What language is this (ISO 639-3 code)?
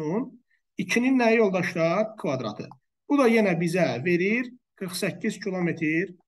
tur